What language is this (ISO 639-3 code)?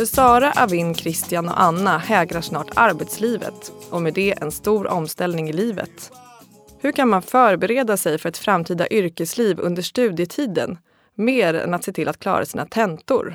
swe